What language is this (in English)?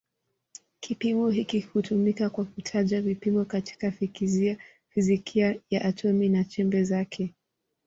Swahili